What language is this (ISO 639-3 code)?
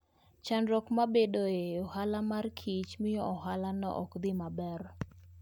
luo